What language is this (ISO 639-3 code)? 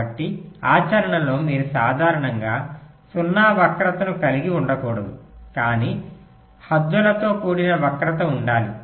tel